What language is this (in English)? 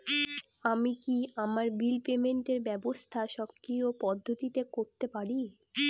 Bangla